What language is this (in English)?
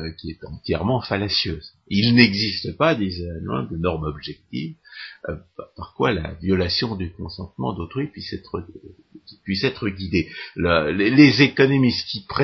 French